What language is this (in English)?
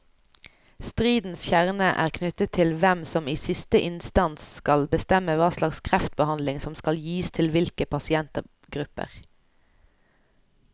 Norwegian